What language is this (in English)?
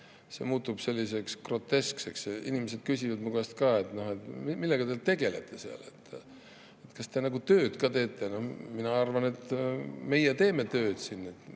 Estonian